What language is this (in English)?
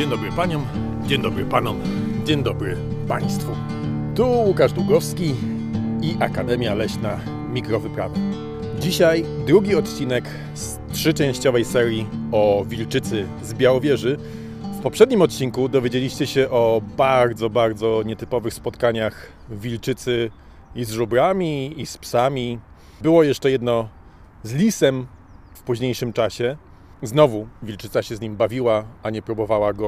Polish